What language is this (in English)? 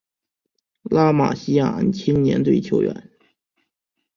Chinese